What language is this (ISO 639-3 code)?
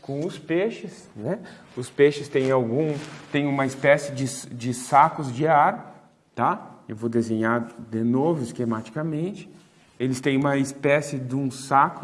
por